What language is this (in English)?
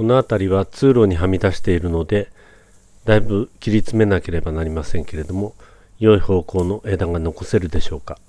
Japanese